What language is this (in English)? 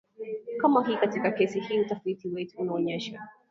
Swahili